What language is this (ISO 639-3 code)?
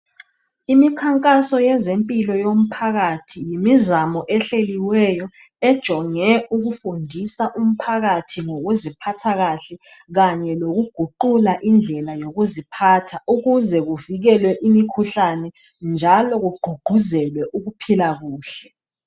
nde